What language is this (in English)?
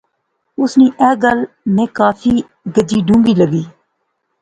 Pahari-Potwari